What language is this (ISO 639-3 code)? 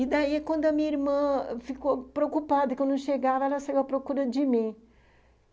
por